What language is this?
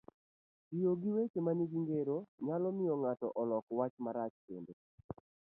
Luo (Kenya and Tanzania)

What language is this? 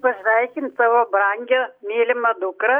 Lithuanian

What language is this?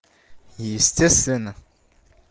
Russian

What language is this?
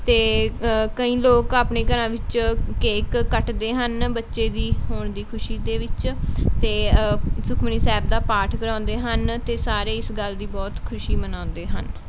Punjabi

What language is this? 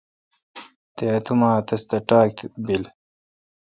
Kalkoti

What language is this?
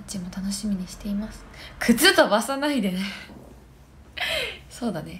Japanese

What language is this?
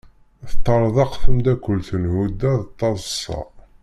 Kabyle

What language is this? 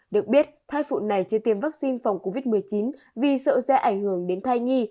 Vietnamese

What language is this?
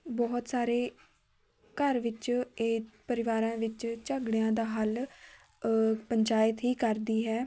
Punjabi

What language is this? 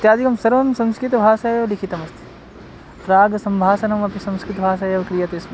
Sanskrit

